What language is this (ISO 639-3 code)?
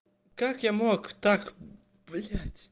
rus